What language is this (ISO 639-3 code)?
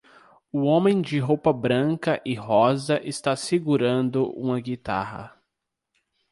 por